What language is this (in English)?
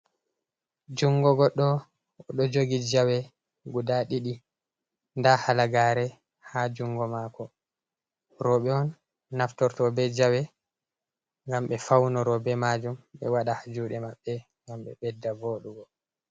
Fula